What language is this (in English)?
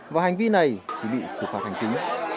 Vietnamese